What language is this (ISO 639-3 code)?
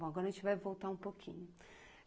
por